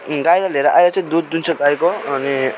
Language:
Nepali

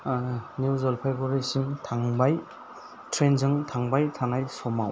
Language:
Bodo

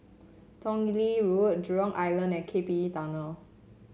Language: English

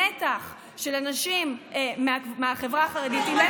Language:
Hebrew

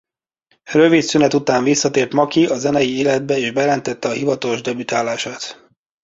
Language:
Hungarian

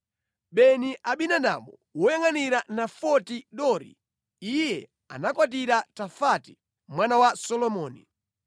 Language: Nyanja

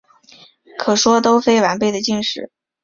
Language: Chinese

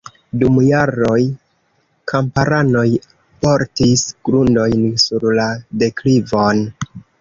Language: Esperanto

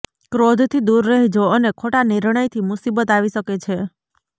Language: Gujarati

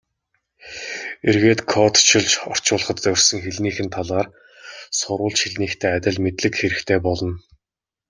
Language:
Mongolian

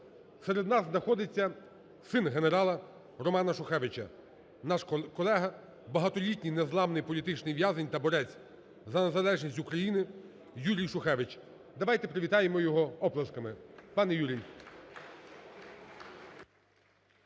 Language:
Ukrainian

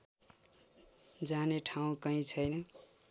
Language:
Nepali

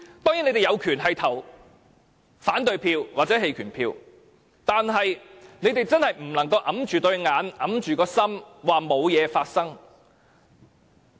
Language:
Cantonese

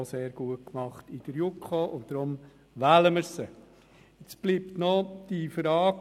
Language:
Swiss German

